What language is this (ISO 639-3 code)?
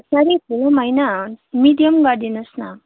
nep